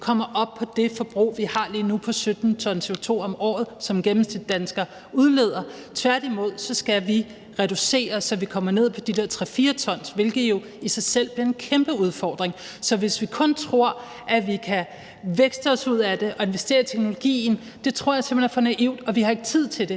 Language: Danish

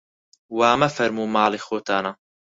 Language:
Central Kurdish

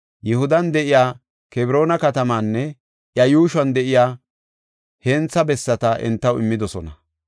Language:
Gofa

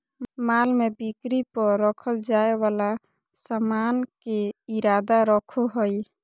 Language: Magahi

